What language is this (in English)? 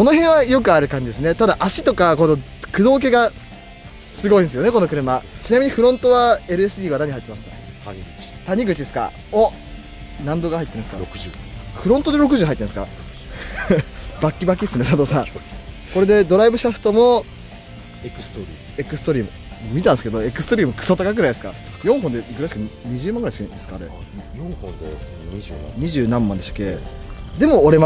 Japanese